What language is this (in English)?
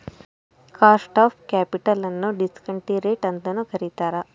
Kannada